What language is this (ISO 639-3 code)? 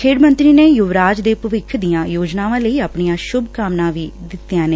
pan